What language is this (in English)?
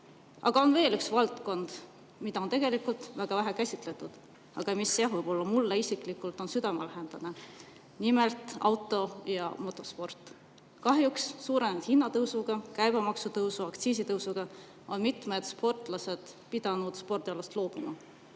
Estonian